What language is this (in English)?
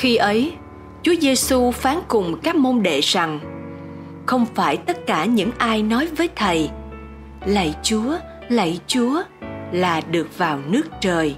Vietnamese